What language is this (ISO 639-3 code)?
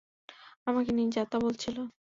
ben